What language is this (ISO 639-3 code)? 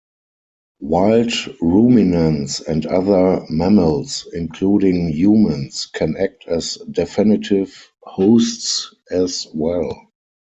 eng